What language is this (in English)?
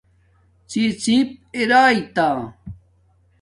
Domaaki